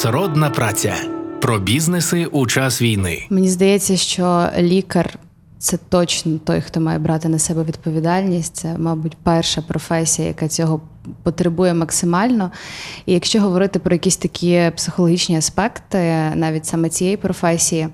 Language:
Ukrainian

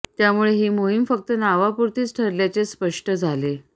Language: Marathi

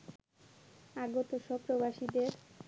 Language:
Bangla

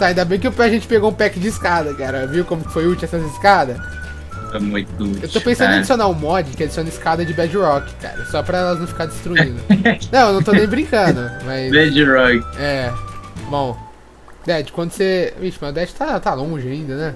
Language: Portuguese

